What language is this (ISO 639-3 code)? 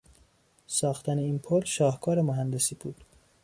fas